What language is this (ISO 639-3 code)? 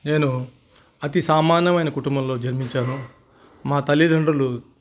tel